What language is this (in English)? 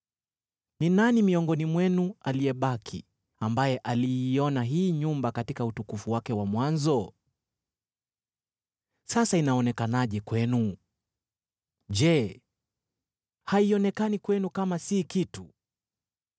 Swahili